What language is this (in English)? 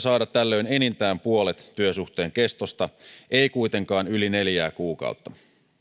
Finnish